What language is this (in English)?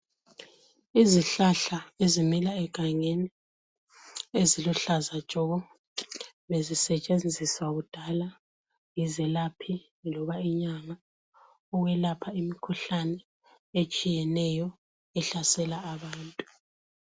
North Ndebele